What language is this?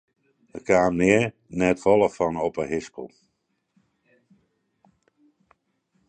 Western Frisian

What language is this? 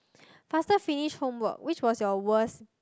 English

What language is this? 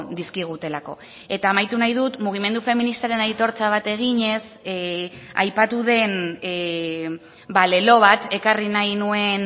Basque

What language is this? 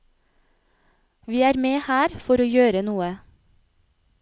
Norwegian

